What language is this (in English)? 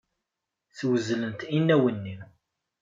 Kabyle